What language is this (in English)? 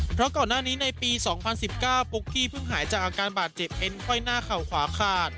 Thai